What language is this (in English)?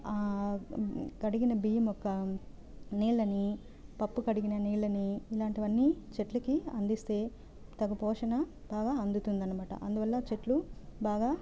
Telugu